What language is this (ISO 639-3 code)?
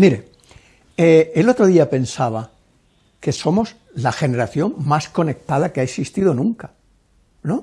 spa